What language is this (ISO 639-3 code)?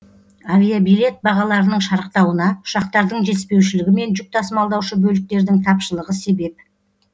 kaz